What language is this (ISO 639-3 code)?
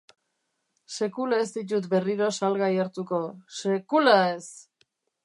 eus